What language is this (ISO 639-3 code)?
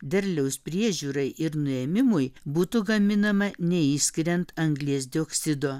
lit